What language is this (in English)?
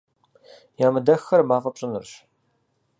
Kabardian